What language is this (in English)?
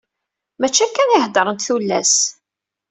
Kabyle